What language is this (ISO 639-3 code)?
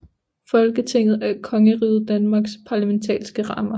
dan